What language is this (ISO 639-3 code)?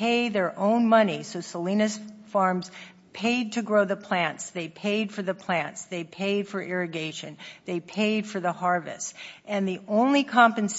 eng